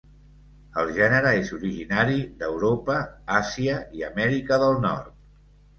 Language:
Catalan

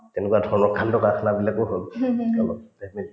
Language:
Assamese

